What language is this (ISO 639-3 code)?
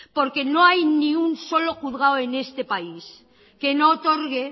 spa